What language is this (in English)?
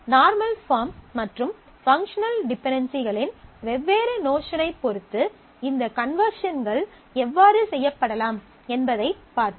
Tamil